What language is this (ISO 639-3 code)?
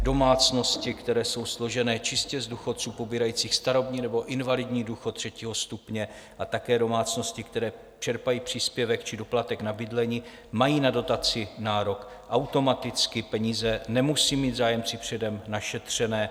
ces